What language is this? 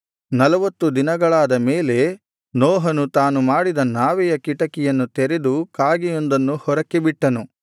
Kannada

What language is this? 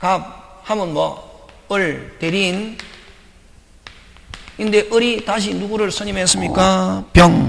Korean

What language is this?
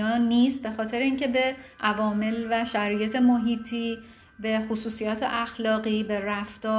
Persian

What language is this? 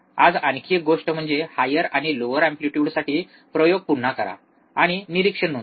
Marathi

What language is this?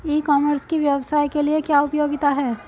Hindi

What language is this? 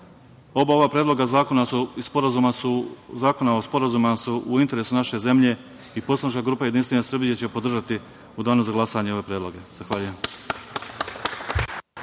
Serbian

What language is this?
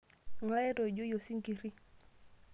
Masai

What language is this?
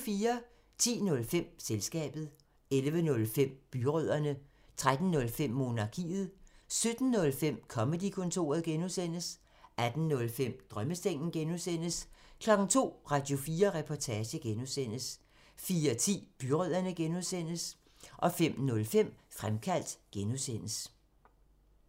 Danish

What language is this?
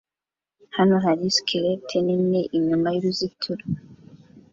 Kinyarwanda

